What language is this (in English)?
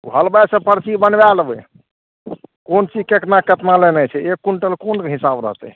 Maithili